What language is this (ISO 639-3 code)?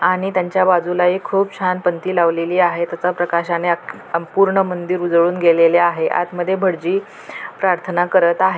mar